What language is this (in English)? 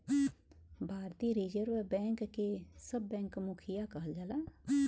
Bhojpuri